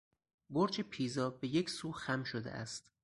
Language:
Persian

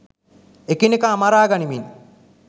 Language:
Sinhala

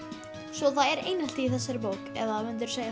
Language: Icelandic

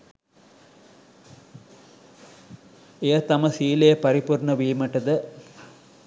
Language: Sinhala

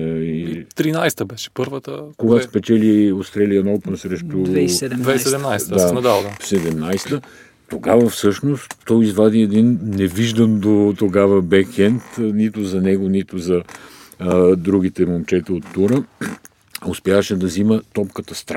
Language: Bulgarian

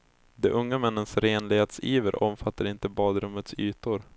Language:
Swedish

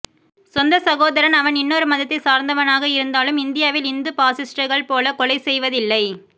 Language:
Tamil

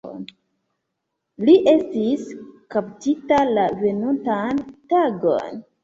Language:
Esperanto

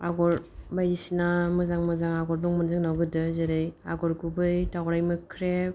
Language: Bodo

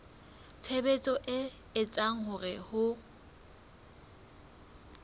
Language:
Southern Sotho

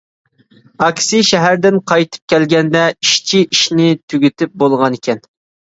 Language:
Uyghur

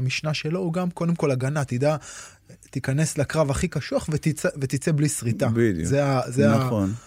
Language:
Hebrew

